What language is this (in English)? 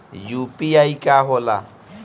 Bhojpuri